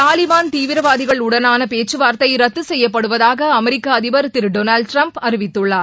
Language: Tamil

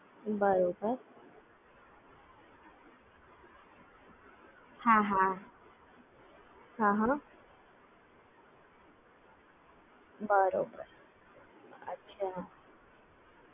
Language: Gujarati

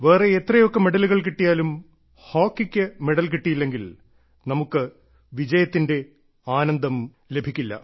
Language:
Malayalam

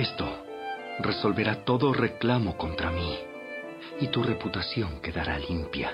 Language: Spanish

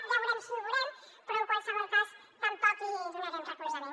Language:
Catalan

